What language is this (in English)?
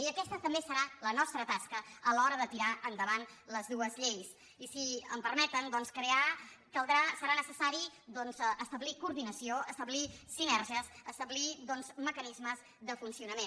Catalan